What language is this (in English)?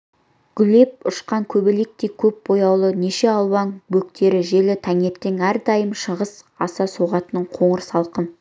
Kazakh